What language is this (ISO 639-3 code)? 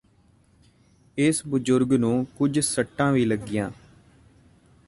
pan